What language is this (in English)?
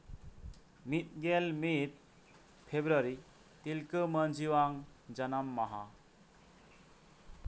Santali